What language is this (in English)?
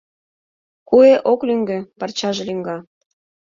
Mari